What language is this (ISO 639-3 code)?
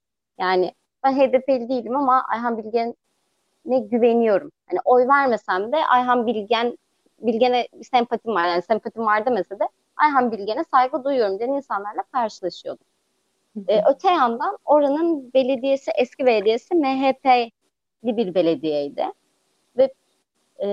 tur